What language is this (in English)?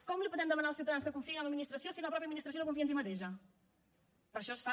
Catalan